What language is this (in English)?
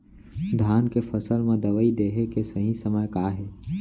Chhattisgarhi